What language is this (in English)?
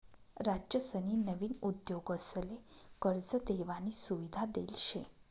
Marathi